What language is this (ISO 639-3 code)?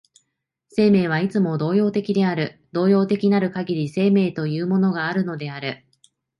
jpn